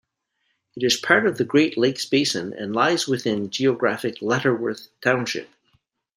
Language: English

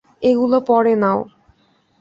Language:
Bangla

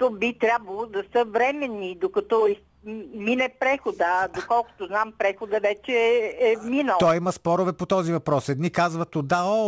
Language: Bulgarian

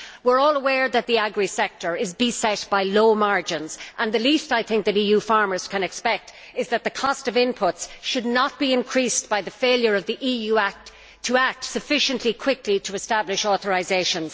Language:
English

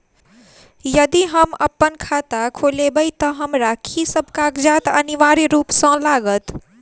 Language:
Maithili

